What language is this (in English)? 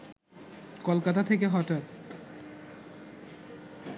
Bangla